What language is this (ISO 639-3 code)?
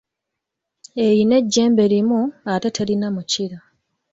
lug